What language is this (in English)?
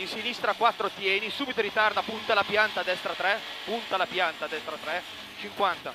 Italian